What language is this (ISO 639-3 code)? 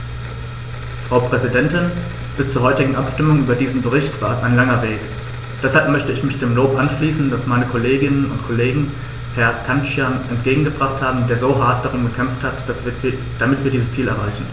deu